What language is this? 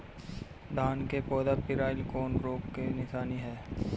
Bhojpuri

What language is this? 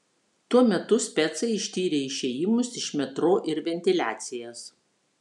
Lithuanian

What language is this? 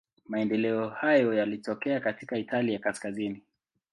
Swahili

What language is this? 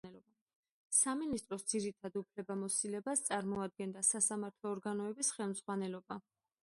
Georgian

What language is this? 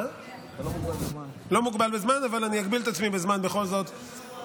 Hebrew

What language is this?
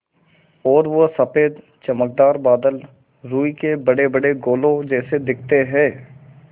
Hindi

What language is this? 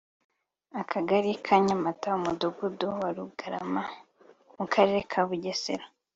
Kinyarwanda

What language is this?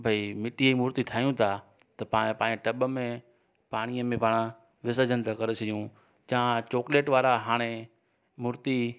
Sindhi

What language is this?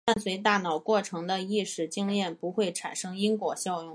Chinese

